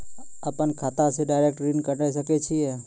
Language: Maithili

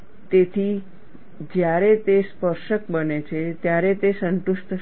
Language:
Gujarati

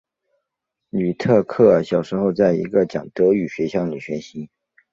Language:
Chinese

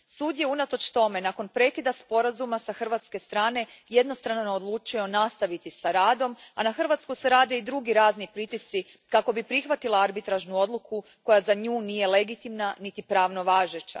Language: Croatian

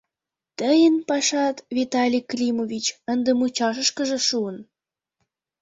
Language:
Mari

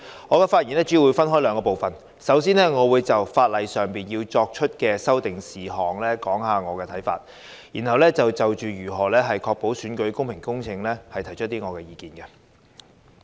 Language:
Cantonese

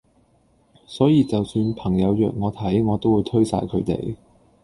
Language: Cantonese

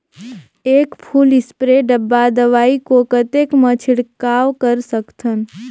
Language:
Chhattisgarhi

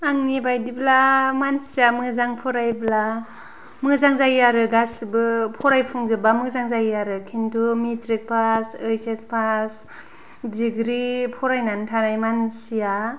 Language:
Bodo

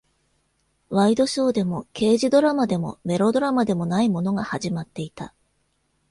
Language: Japanese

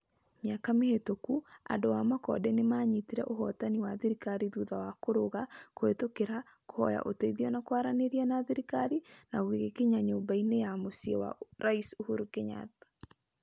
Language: Kikuyu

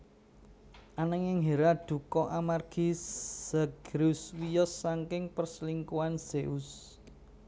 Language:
Javanese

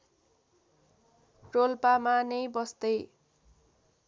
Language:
Nepali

